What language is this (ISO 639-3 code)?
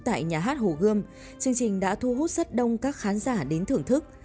vie